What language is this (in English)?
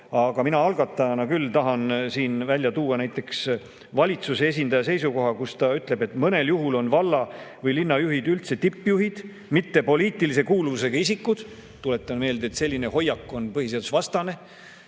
Estonian